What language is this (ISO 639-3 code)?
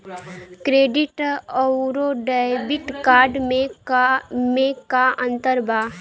bho